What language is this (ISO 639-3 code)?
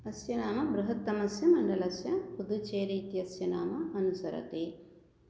san